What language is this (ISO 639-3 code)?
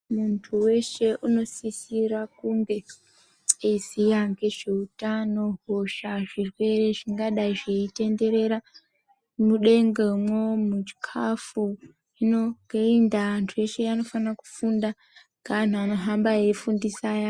ndc